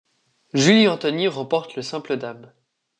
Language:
French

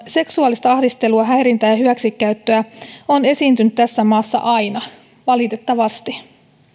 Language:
Finnish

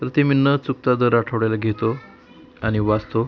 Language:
Marathi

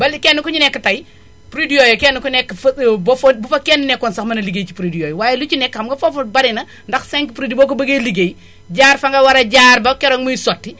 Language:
Wolof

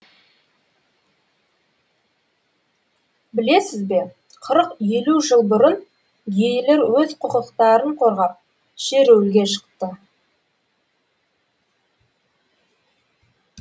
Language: Kazakh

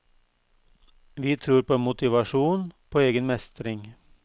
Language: Norwegian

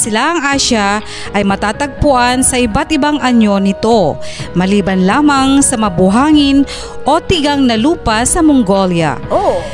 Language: Filipino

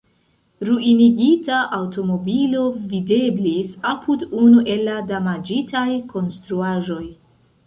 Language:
Esperanto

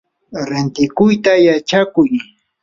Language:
Yanahuanca Pasco Quechua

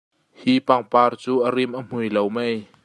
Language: Hakha Chin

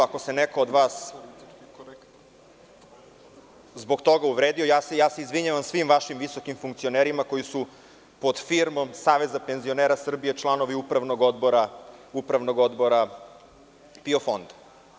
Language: Serbian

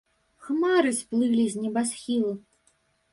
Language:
Belarusian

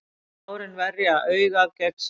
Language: Icelandic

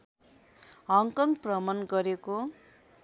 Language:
Nepali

